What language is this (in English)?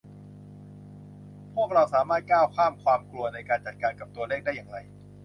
Thai